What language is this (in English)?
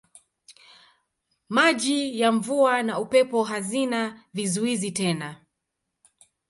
Swahili